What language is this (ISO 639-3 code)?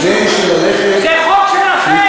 heb